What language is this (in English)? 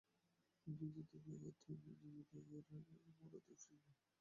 Bangla